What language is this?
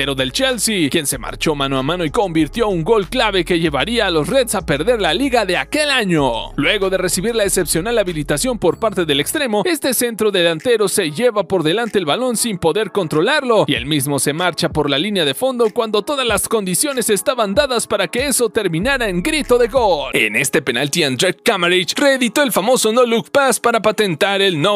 Spanish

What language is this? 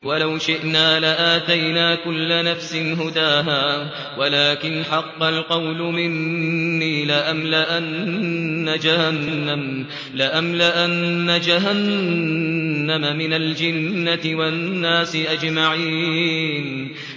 Arabic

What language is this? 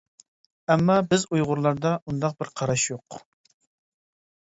Uyghur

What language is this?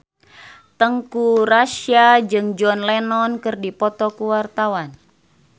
Sundanese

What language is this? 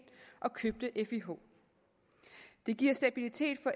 Danish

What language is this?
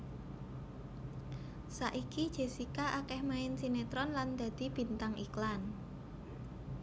Javanese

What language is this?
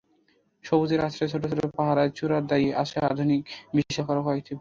Bangla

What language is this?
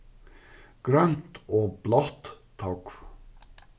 Faroese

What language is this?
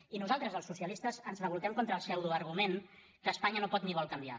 Catalan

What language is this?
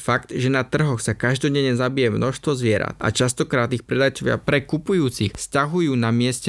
Slovak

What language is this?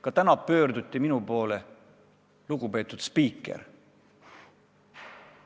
Estonian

